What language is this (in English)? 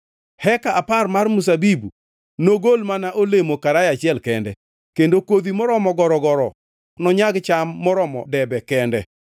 Luo (Kenya and Tanzania)